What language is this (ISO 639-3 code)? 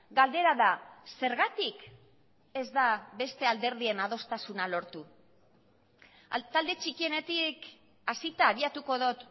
eus